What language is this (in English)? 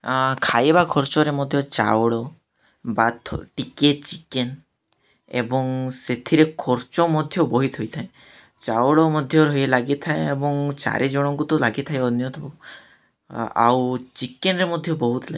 Odia